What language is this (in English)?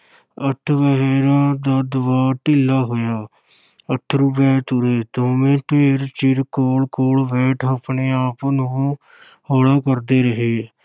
Punjabi